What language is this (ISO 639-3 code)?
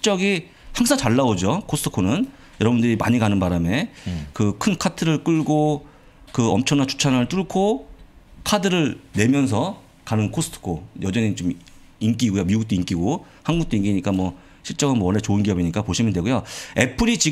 kor